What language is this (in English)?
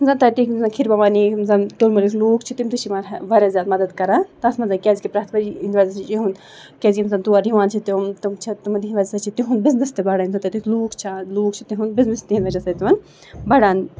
Kashmiri